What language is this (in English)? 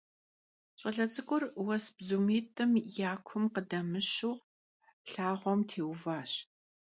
Kabardian